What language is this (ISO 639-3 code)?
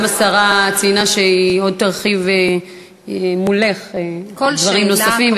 heb